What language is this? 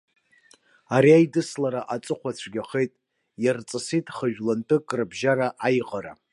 Abkhazian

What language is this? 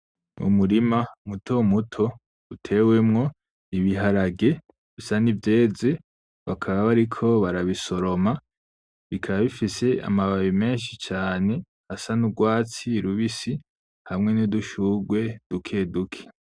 Rundi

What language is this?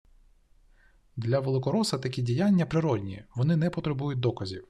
Ukrainian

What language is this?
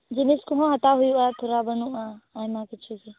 Santali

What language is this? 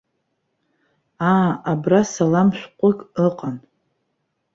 Abkhazian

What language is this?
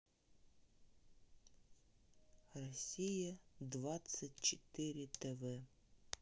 Russian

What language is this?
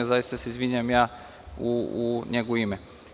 Serbian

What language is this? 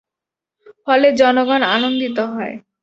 Bangla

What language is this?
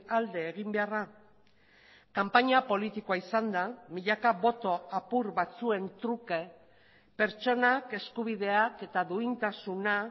Basque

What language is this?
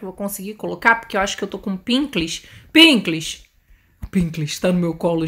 Portuguese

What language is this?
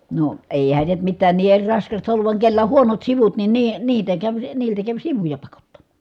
Finnish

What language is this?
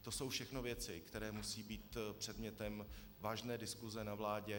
Czech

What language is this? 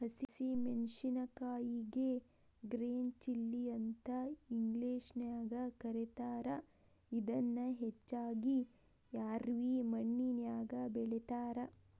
Kannada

